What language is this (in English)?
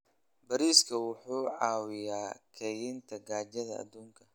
Somali